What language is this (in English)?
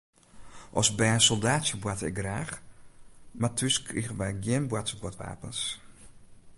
Western Frisian